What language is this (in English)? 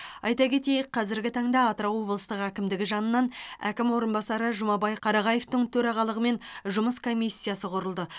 Kazakh